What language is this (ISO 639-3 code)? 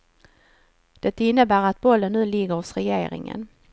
swe